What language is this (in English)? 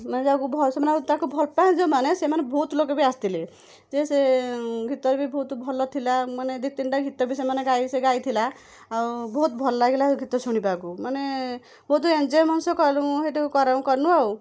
Odia